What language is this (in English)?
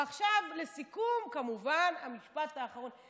Hebrew